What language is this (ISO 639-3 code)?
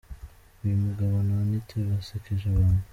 kin